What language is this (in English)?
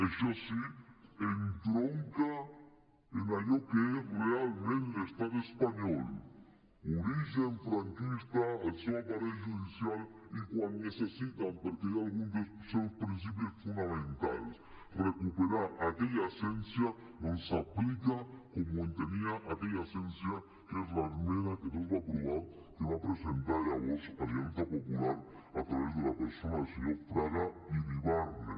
Catalan